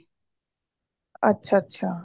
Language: Punjabi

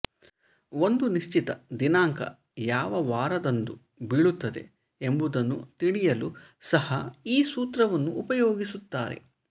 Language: Kannada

